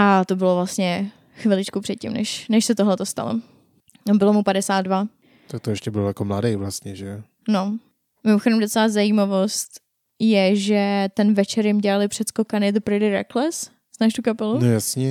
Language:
Czech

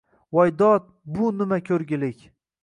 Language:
Uzbek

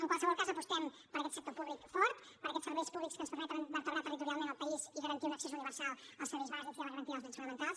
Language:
Catalan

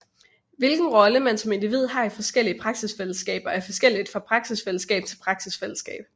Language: Danish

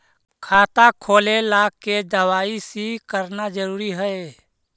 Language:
Magahi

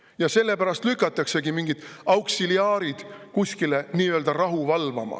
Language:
Estonian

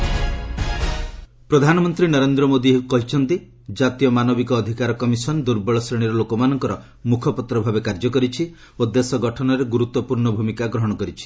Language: Odia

